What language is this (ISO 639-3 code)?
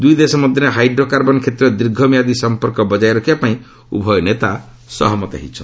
ori